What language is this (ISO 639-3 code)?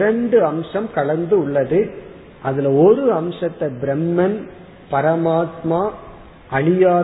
tam